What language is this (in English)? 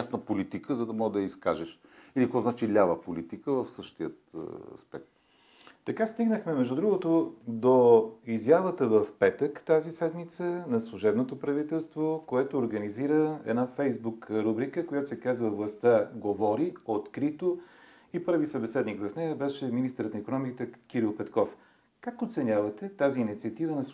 Bulgarian